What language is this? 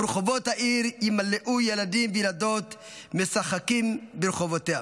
Hebrew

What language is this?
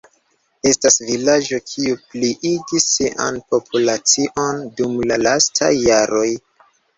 Esperanto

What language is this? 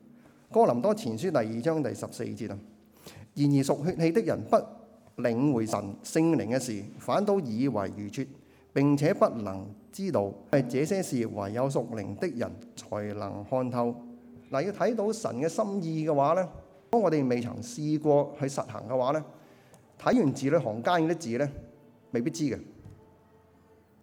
Chinese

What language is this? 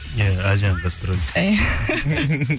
Kazakh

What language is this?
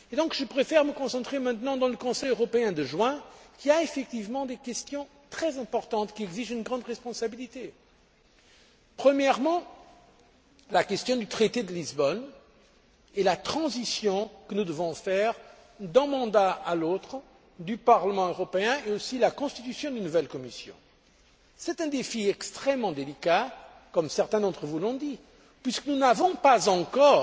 French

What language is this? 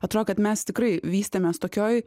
Lithuanian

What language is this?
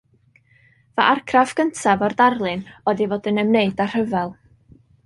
Welsh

